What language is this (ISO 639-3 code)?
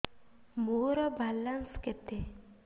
ori